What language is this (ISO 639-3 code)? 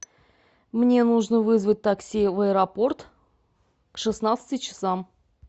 rus